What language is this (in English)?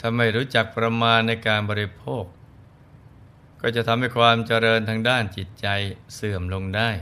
Thai